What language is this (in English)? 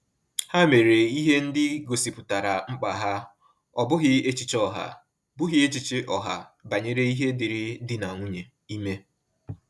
Igbo